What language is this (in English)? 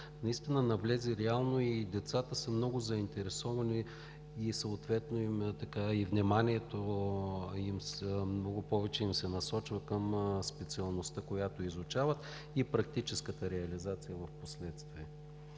Bulgarian